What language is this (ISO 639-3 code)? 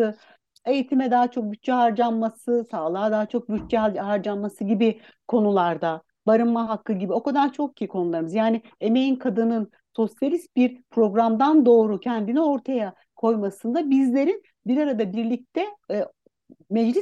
tur